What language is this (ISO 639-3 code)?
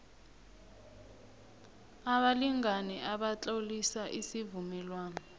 nbl